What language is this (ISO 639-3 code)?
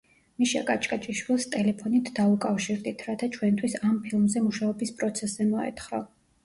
kat